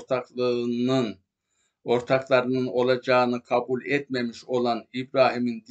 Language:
Turkish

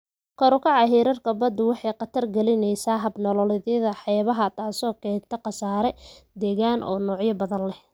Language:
Somali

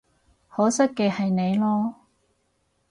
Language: Cantonese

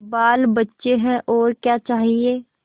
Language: Hindi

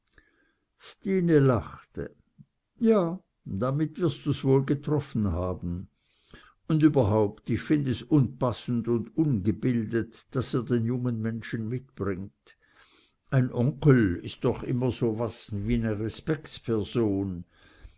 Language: German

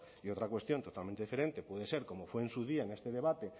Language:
Spanish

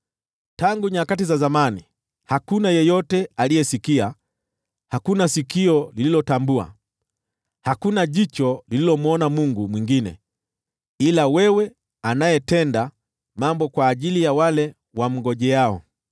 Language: Swahili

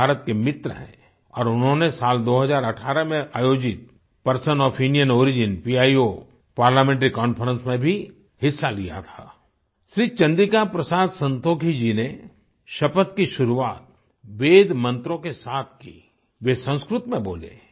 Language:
Hindi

